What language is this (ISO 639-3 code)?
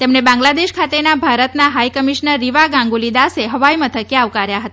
guj